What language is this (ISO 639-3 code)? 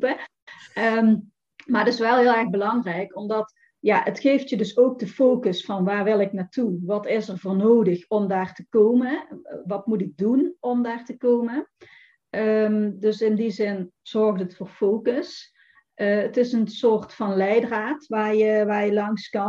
nld